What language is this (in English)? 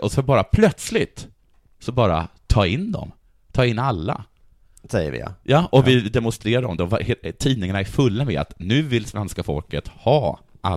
Swedish